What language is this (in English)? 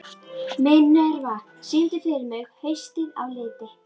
Icelandic